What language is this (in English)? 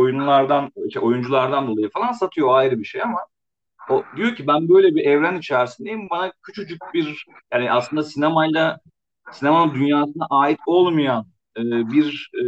Turkish